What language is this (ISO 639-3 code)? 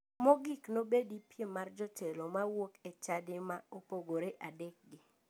luo